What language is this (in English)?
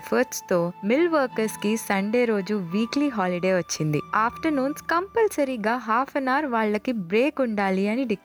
Telugu